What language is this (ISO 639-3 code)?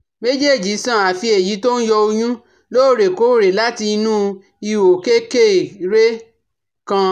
yor